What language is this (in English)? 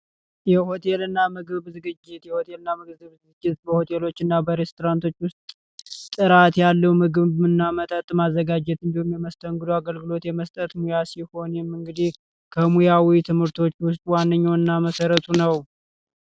Amharic